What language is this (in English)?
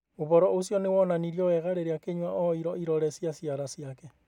Kikuyu